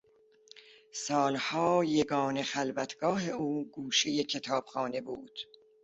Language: Persian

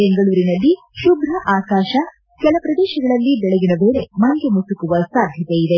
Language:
Kannada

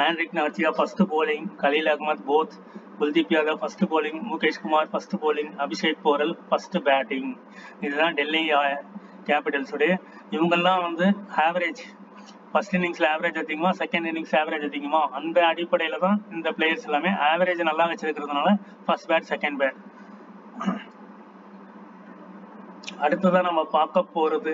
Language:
Tamil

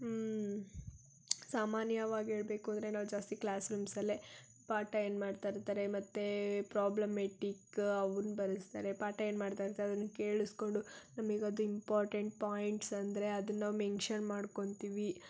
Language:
Kannada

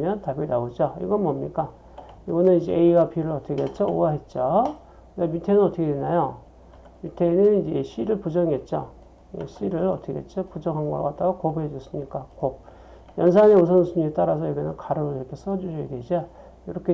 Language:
Korean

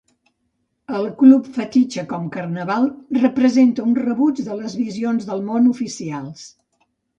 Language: Catalan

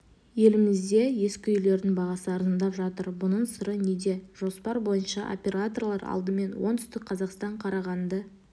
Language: Kazakh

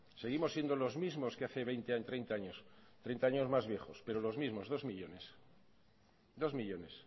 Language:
Spanish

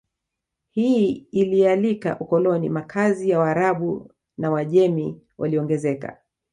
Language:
Swahili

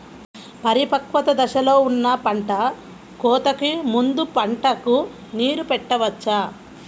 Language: Telugu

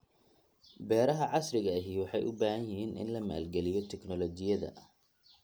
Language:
Somali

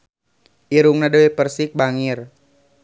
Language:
Sundanese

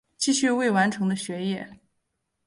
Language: Chinese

